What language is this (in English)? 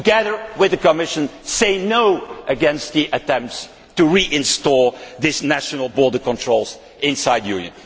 English